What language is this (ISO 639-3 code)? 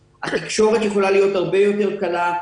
heb